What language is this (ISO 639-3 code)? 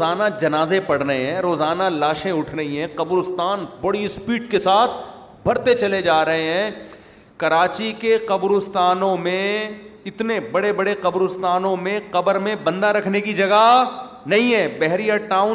urd